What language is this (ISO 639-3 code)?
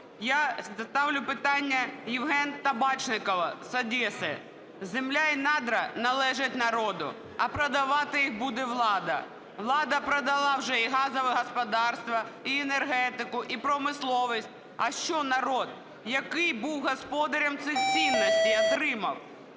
ukr